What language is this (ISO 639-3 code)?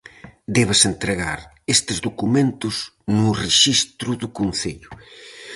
glg